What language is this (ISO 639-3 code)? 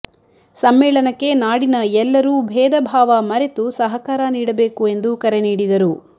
kan